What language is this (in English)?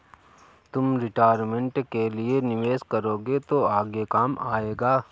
Hindi